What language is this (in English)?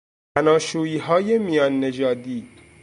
Persian